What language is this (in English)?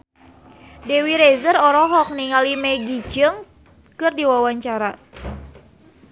Sundanese